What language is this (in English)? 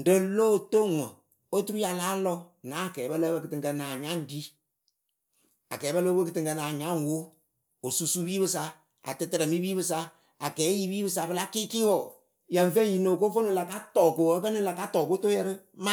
Akebu